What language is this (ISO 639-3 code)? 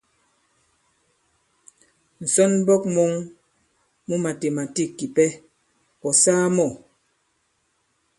abb